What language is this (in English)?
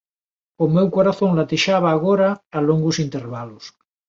Galician